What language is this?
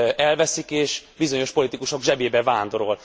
Hungarian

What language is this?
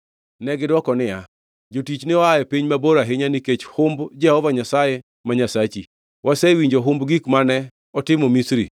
Luo (Kenya and Tanzania)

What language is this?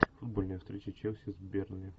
Russian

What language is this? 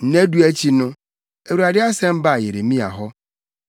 Akan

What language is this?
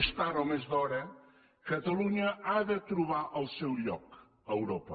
Catalan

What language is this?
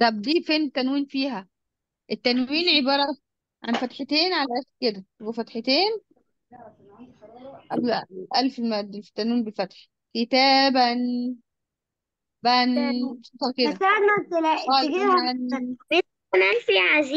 Arabic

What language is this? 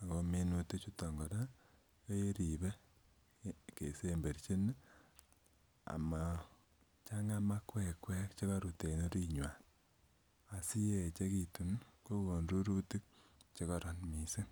Kalenjin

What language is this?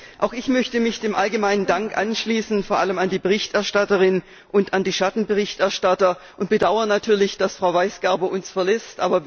German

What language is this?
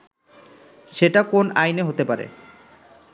Bangla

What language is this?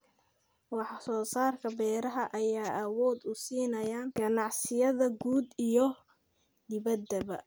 Somali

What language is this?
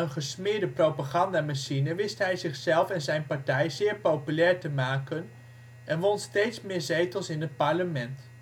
Dutch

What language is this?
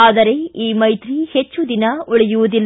Kannada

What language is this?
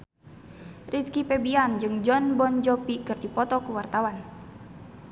Sundanese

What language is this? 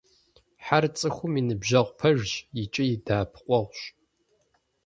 Kabardian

